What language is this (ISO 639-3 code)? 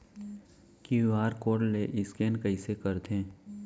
hne